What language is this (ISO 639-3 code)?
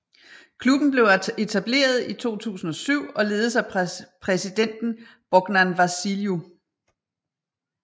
dan